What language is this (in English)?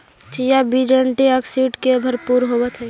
Magahi